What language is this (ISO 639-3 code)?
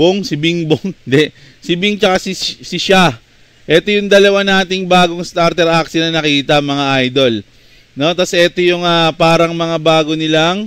fil